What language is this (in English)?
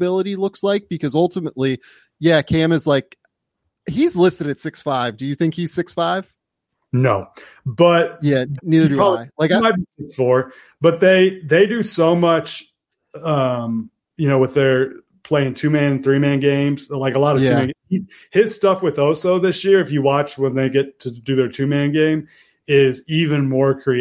English